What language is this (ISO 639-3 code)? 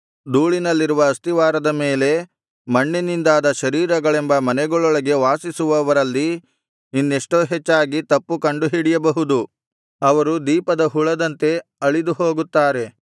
kan